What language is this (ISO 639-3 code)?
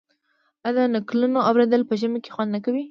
pus